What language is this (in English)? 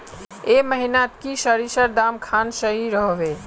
Magahi